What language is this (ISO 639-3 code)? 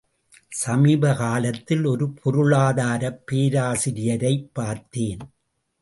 tam